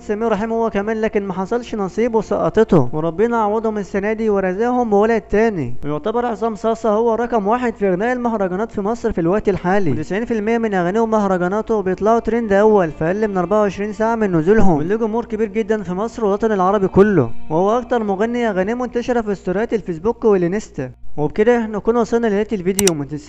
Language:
Arabic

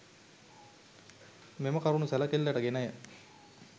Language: Sinhala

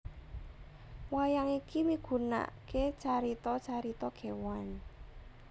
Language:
Javanese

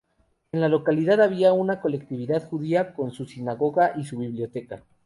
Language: Spanish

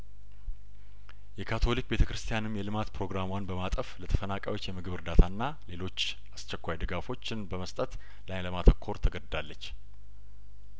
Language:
Amharic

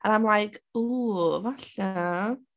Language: Welsh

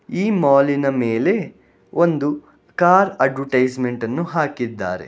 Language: Kannada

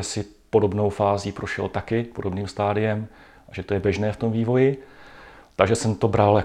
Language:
Czech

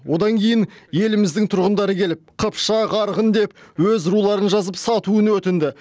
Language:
Kazakh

